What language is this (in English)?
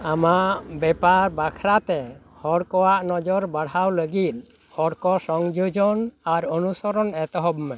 Santali